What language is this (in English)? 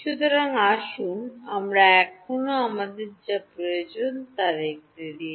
Bangla